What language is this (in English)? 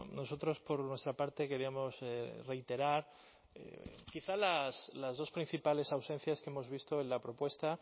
Spanish